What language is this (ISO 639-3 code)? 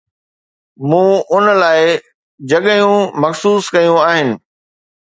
snd